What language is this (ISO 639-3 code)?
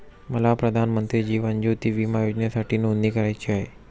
mar